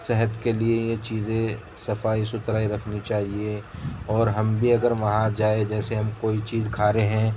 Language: Urdu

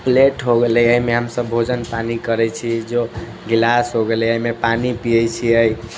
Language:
Maithili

